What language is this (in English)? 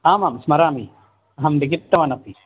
Sanskrit